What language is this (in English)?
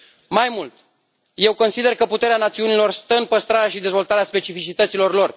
Romanian